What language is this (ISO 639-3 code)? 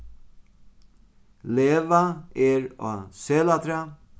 fao